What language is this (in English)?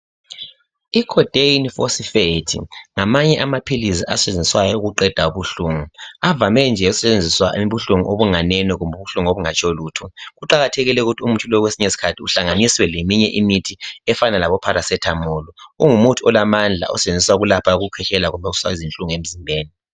North Ndebele